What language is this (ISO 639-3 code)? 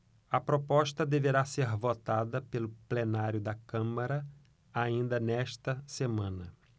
por